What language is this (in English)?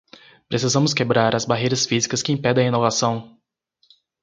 Portuguese